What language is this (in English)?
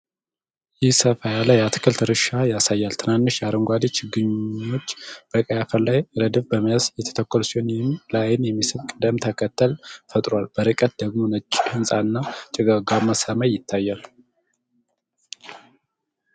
Amharic